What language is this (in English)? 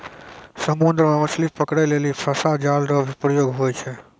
Maithili